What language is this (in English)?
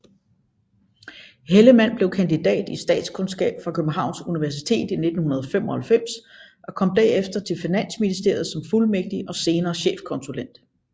Danish